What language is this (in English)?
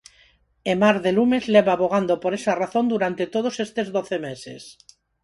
Galician